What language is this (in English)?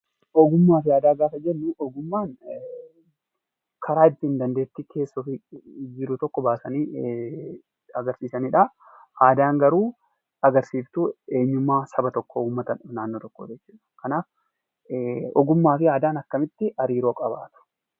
Oromo